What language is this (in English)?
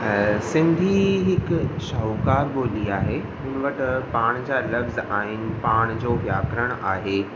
Sindhi